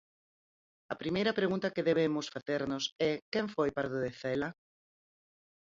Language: Galician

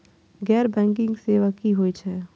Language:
Maithili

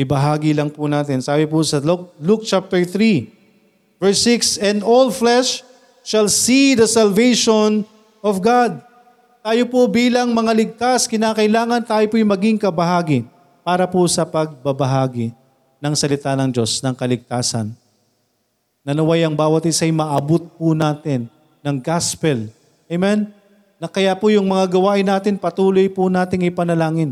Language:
Filipino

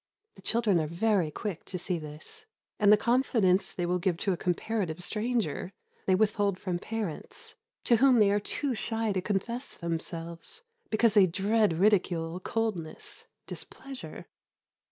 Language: English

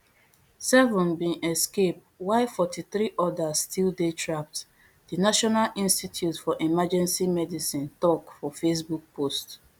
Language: Nigerian Pidgin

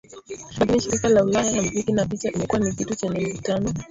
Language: Swahili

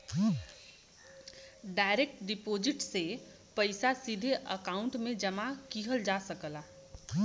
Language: Bhojpuri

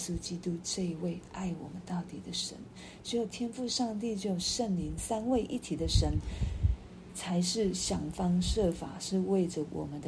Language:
Chinese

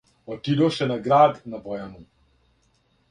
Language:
Serbian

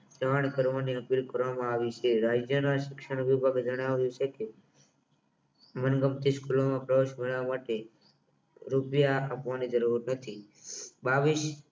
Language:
Gujarati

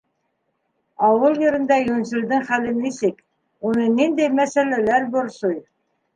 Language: Bashkir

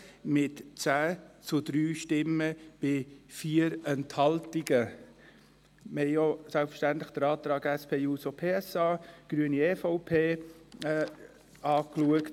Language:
Swiss German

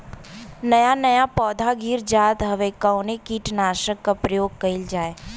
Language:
Bhojpuri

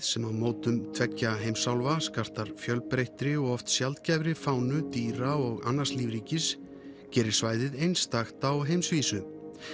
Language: Icelandic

